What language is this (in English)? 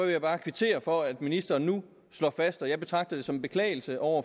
Danish